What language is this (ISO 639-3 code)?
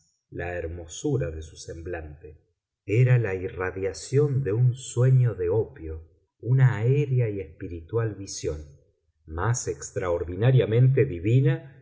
spa